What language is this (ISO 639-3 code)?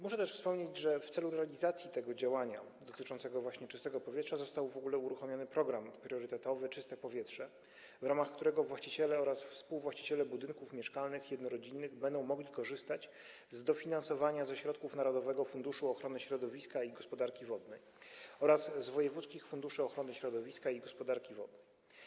pol